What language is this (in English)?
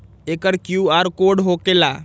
Magahi